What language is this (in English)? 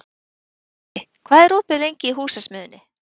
Icelandic